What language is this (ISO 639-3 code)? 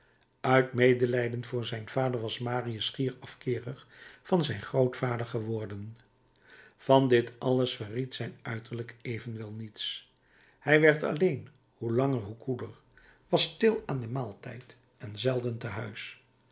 nld